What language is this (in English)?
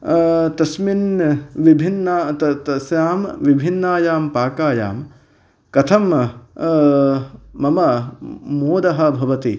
Sanskrit